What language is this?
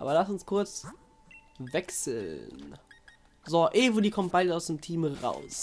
German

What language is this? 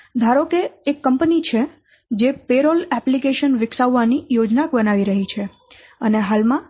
Gujarati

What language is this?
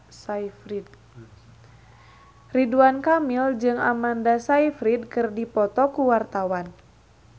Sundanese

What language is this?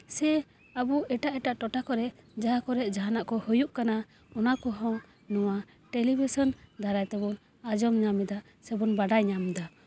Santali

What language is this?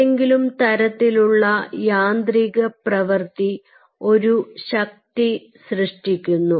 Malayalam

